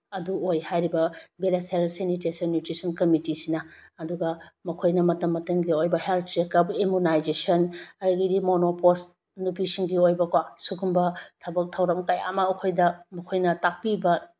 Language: Manipuri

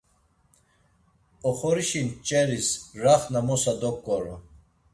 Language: Laz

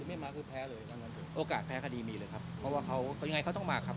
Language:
Thai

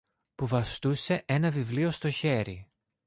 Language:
Greek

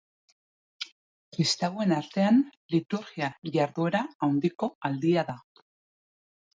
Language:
Basque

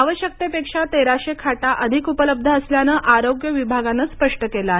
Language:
Marathi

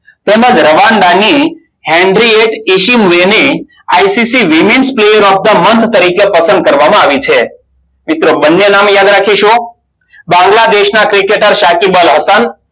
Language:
Gujarati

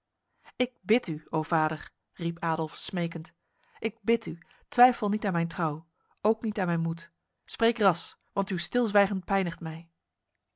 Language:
Dutch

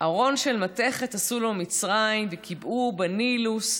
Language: Hebrew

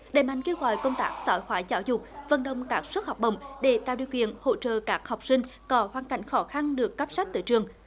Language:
Vietnamese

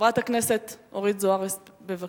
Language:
Hebrew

